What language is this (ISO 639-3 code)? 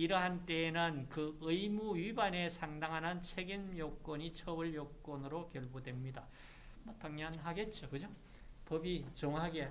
kor